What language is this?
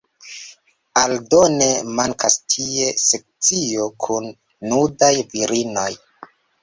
Esperanto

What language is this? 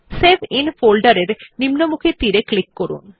Bangla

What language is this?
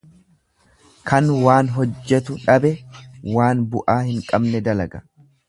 Oromo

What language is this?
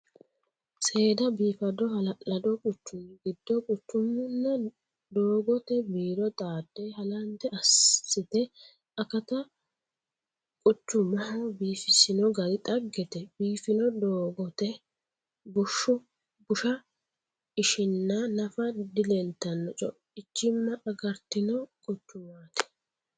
Sidamo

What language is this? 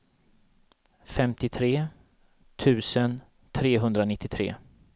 Swedish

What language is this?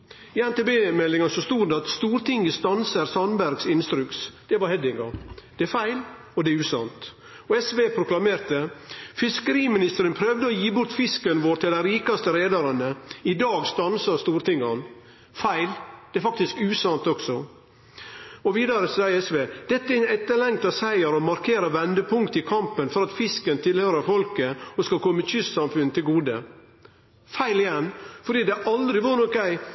Norwegian Nynorsk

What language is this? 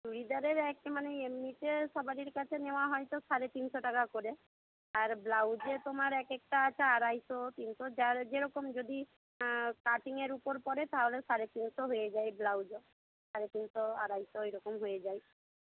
Bangla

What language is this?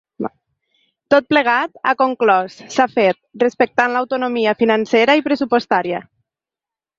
Catalan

